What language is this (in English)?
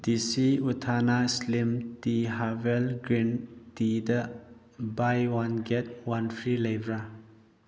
Manipuri